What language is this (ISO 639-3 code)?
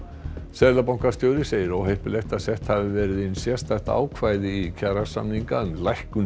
isl